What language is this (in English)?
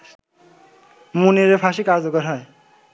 Bangla